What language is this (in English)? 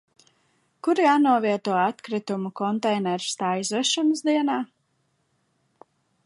Latvian